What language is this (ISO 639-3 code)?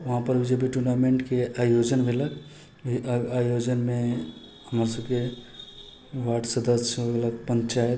mai